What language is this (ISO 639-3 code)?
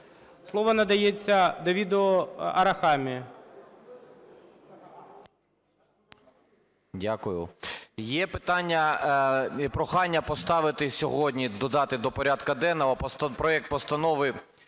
ukr